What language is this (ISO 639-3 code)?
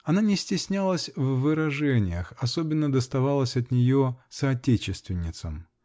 rus